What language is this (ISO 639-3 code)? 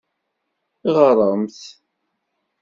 kab